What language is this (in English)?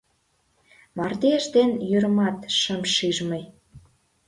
Mari